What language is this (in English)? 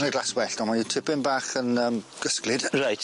Welsh